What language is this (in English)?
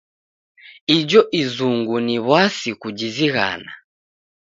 Taita